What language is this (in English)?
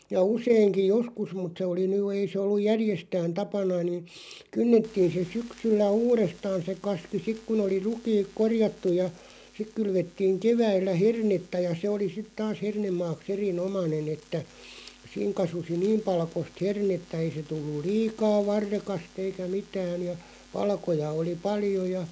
Finnish